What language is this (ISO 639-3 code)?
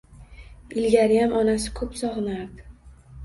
uzb